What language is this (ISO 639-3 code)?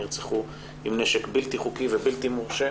heb